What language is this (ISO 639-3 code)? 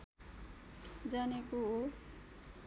nep